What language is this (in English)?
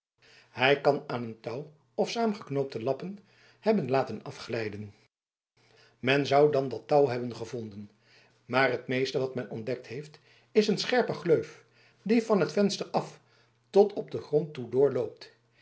Dutch